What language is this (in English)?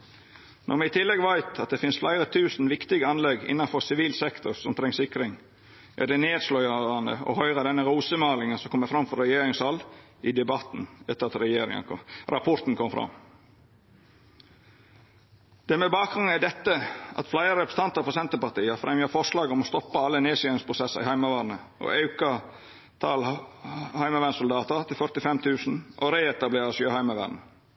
Norwegian Nynorsk